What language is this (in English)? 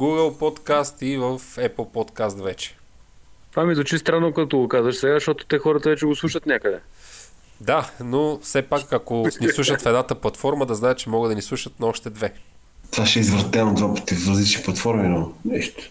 Bulgarian